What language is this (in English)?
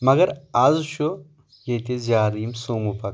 Kashmiri